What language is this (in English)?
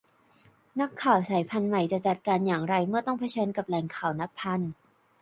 Thai